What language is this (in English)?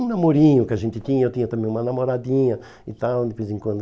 Portuguese